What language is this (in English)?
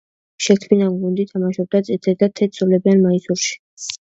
Georgian